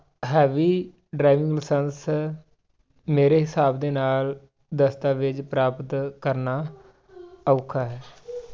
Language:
Punjabi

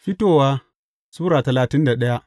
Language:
Hausa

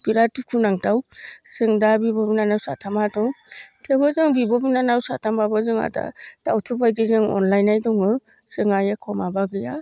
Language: Bodo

